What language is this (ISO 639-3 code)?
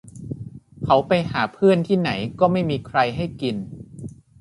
tha